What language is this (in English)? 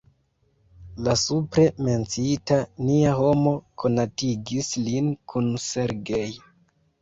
Esperanto